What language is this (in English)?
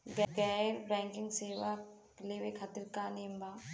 Bhojpuri